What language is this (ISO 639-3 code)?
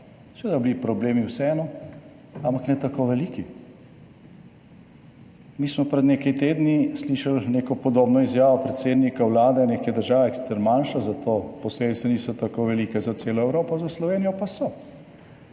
slv